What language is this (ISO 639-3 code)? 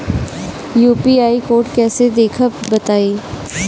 bho